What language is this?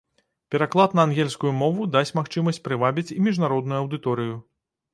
Belarusian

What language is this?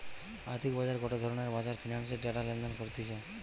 Bangla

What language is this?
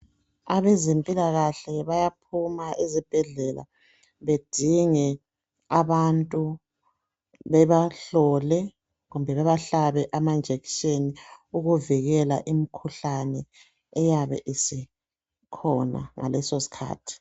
North Ndebele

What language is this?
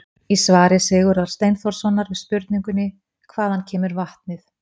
Icelandic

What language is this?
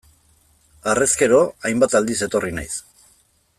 Basque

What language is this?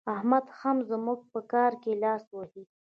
Pashto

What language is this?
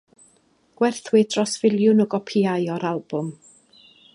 Welsh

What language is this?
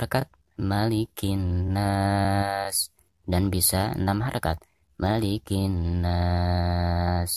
Indonesian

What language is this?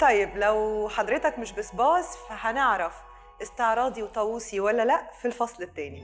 Arabic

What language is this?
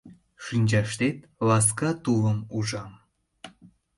Mari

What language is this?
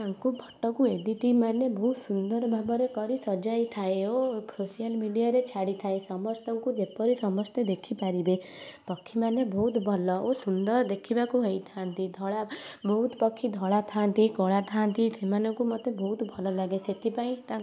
Odia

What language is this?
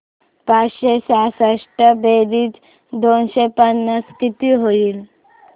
Marathi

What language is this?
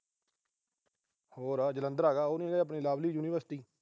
Punjabi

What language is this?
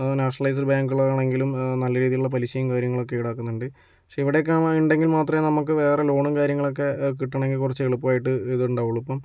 Malayalam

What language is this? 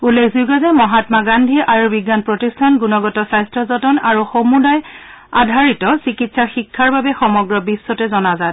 Assamese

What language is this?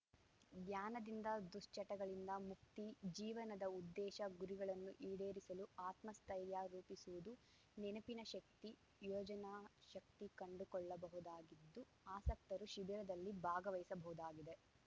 Kannada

